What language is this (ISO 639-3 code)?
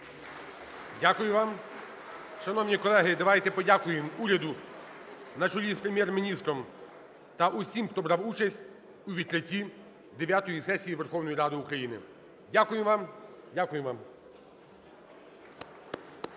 ukr